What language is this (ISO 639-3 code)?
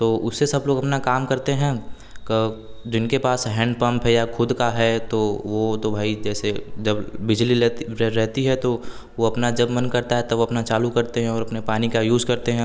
hin